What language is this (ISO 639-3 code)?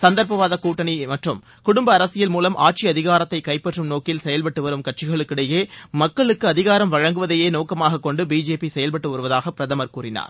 tam